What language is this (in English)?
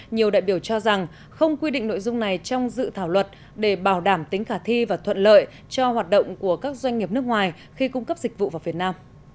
Vietnamese